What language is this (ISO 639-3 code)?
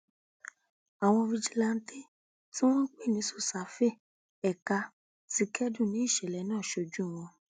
yor